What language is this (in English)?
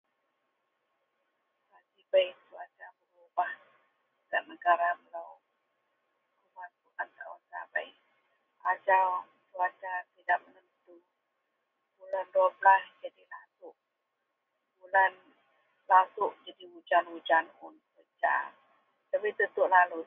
Central Melanau